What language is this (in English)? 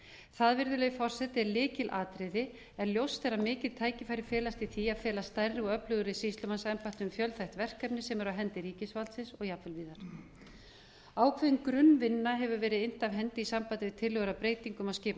Icelandic